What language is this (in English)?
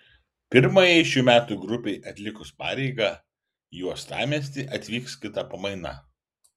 Lithuanian